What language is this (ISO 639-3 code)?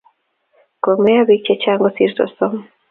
kln